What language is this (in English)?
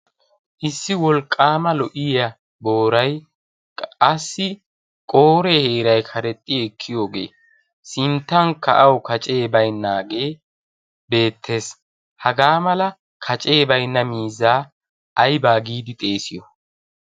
Wolaytta